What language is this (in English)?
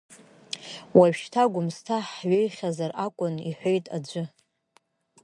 Abkhazian